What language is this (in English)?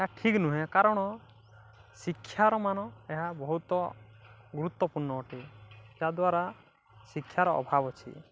Odia